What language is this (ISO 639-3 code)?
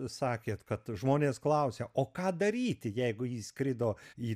lit